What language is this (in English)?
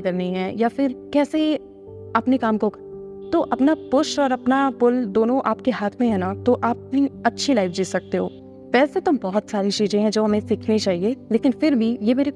Hindi